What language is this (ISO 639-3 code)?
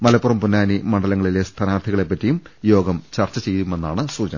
mal